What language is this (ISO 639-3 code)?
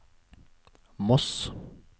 nor